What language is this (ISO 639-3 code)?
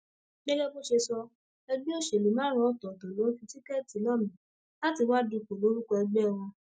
yor